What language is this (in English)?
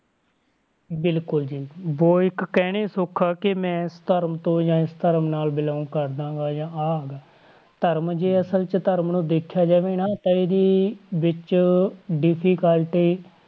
Punjabi